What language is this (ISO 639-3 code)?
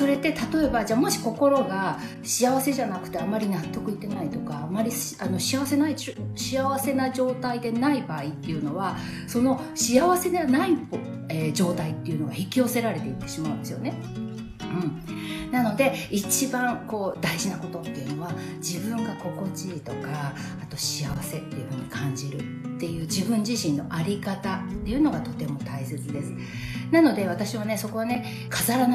jpn